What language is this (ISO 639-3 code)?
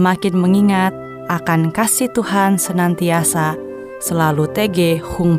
ind